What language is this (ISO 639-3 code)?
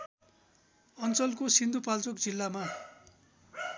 nep